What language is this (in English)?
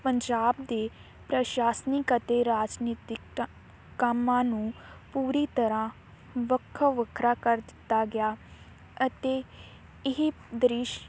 Punjabi